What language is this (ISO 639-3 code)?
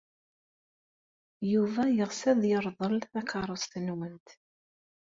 kab